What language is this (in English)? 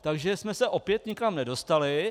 Czech